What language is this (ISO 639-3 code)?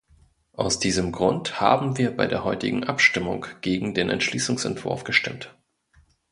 deu